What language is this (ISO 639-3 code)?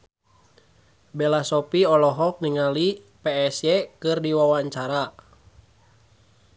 sun